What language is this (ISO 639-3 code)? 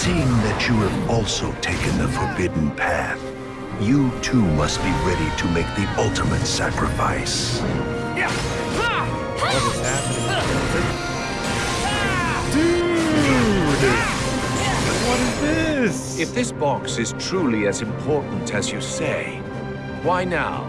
eng